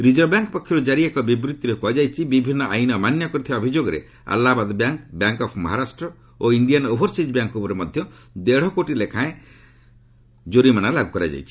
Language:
Odia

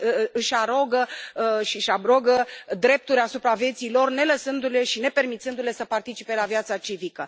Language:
Romanian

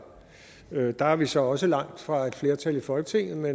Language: Danish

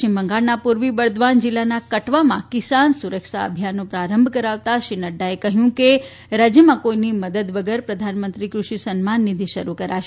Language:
Gujarati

